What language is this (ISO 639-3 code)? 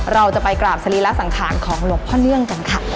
tha